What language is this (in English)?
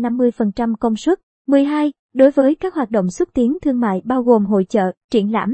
Vietnamese